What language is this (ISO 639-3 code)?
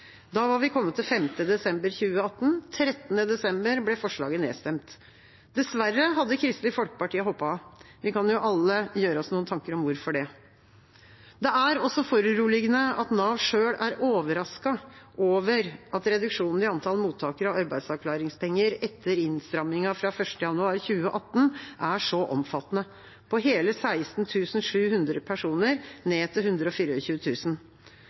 nob